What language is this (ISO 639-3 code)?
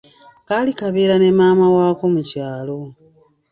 lug